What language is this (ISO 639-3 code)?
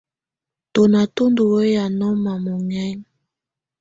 tvu